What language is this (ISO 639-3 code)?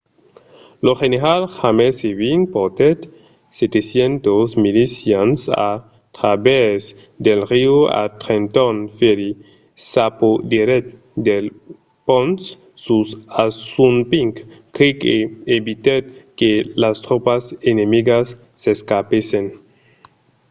oci